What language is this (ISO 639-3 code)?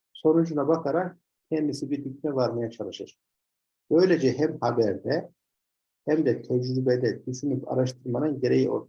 tur